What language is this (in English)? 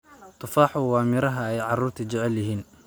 Somali